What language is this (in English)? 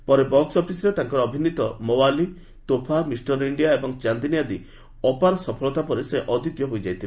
Odia